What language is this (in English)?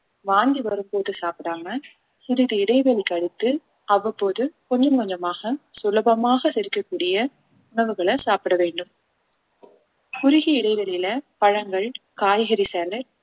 Tamil